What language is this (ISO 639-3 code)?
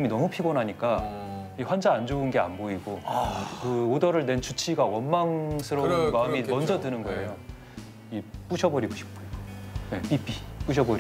kor